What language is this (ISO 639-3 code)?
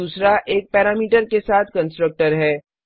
hin